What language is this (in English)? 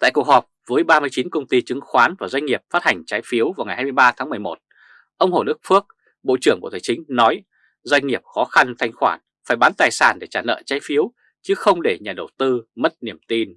Vietnamese